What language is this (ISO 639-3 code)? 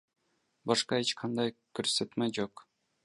kir